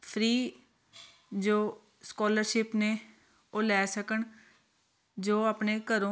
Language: Punjabi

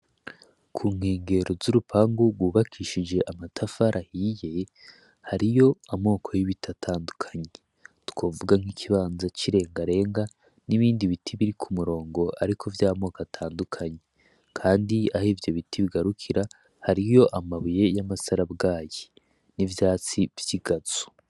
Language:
Rundi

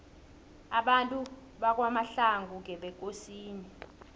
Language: South Ndebele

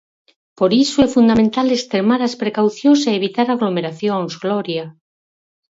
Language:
Galician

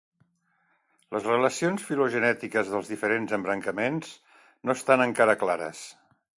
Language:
Catalan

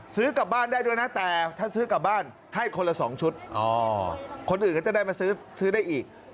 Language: Thai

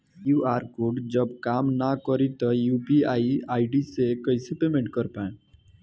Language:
Bhojpuri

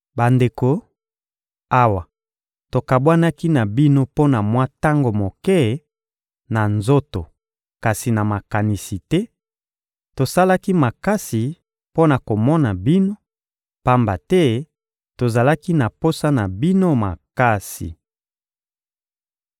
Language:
Lingala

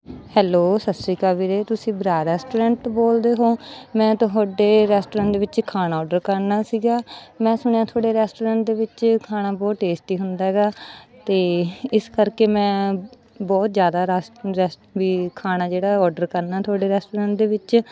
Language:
Punjabi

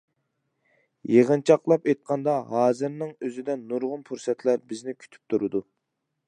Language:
Uyghur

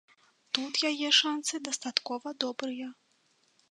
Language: Belarusian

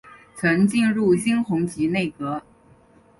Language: Chinese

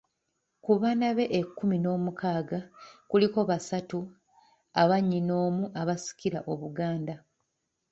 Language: Ganda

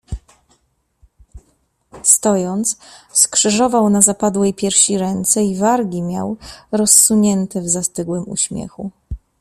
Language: Polish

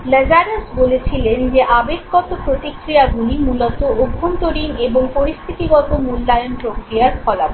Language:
Bangla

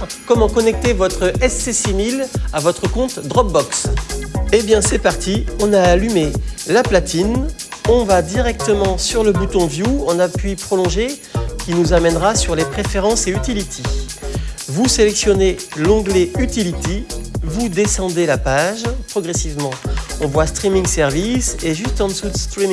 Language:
French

